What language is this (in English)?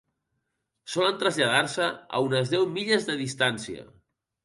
Catalan